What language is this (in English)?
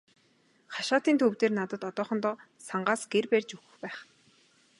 Mongolian